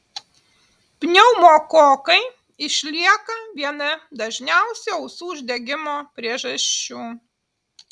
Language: Lithuanian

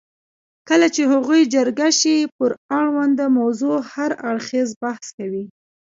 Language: Pashto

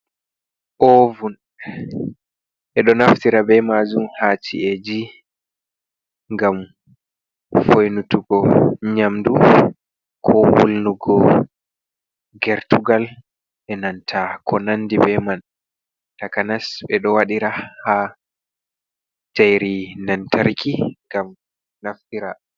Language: Fula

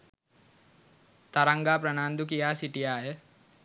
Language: Sinhala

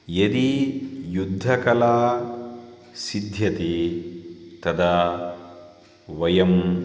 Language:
Sanskrit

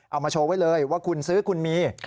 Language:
Thai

